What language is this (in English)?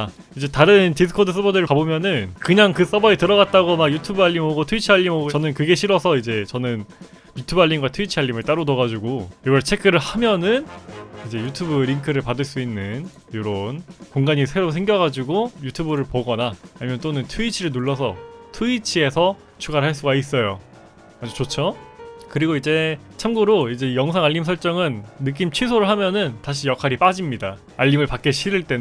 Korean